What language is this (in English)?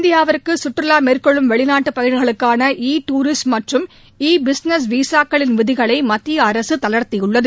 Tamil